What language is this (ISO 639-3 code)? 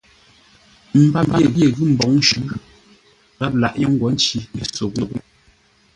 nla